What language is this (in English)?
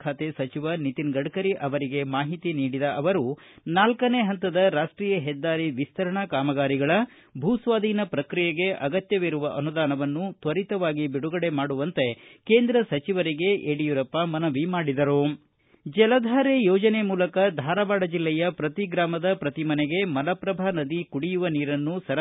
Kannada